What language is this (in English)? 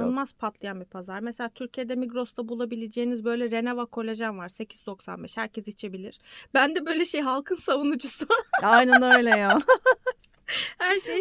Turkish